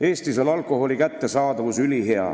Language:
Estonian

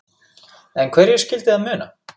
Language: Icelandic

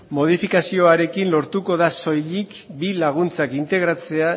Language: Basque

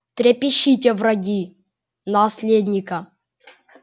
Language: Russian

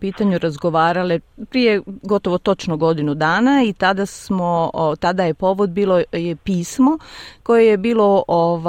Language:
Croatian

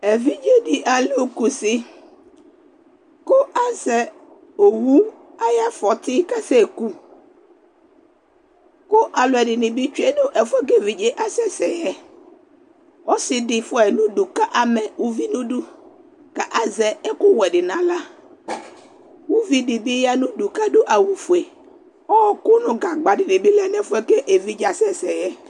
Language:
Ikposo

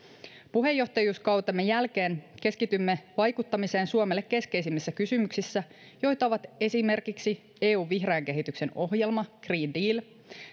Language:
Finnish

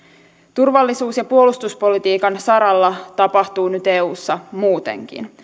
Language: Finnish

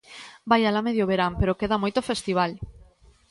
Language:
Galician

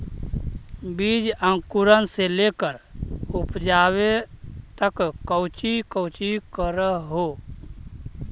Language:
Magahi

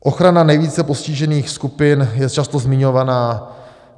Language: Czech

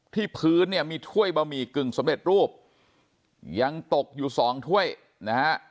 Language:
Thai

